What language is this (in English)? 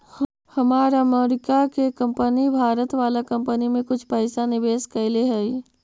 Magahi